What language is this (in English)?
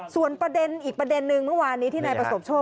Thai